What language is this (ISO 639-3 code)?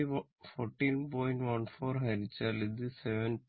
mal